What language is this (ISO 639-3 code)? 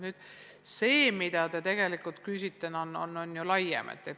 est